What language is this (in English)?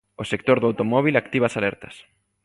Galician